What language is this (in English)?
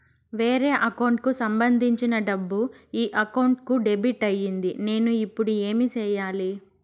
Telugu